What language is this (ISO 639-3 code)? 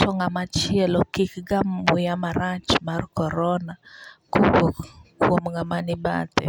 luo